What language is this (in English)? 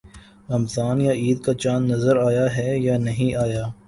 Urdu